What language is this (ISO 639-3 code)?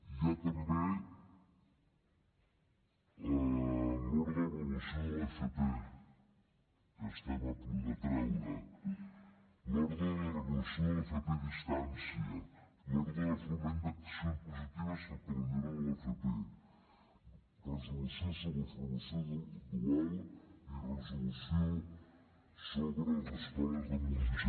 cat